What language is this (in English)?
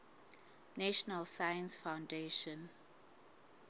Southern Sotho